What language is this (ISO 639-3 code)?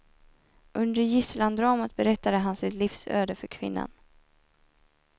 swe